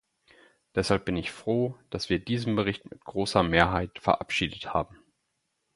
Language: German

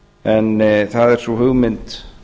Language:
Icelandic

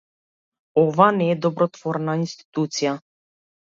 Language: Macedonian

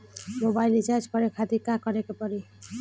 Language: Bhojpuri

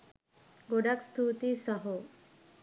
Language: Sinhala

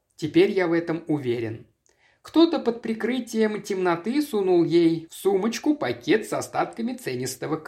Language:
Russian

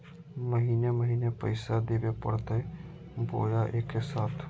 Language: Magahi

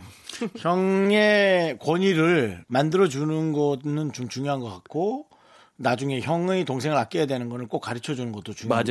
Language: Korean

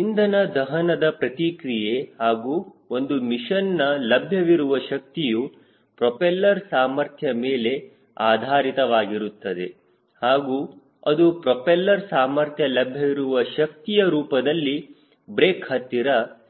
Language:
Kannada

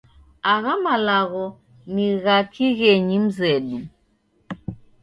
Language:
Taita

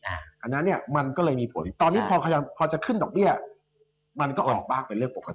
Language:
Thai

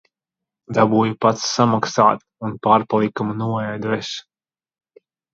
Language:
Latvian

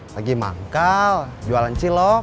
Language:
Indonesian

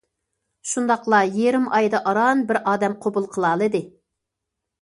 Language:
Uyghur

